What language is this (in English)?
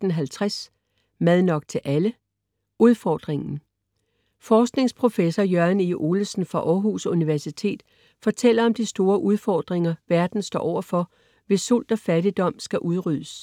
Danish